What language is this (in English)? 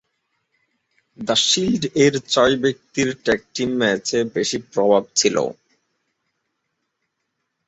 Bangla